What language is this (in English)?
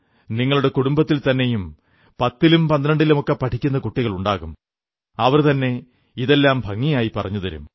Malayalam